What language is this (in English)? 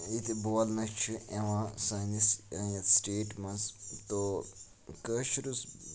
Kashmiri